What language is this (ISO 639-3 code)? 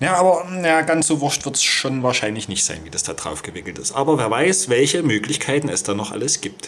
deu